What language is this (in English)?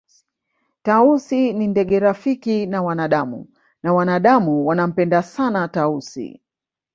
Swahili